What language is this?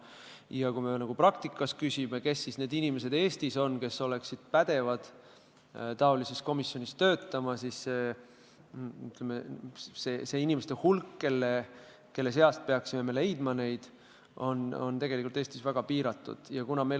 Estonian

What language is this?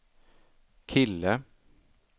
Swedish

